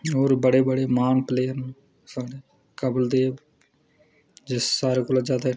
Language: Dogri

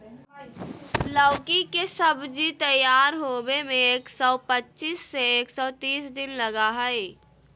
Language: Magahi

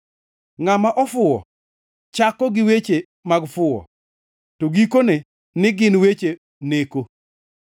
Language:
Luo (Kenya and Tanzania)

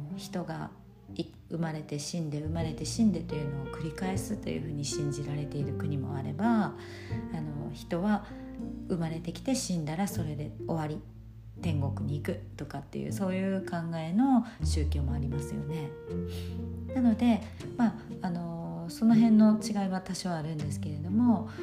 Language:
Japanese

